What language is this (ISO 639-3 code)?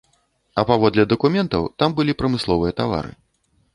bel